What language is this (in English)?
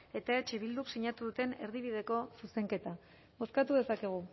Basque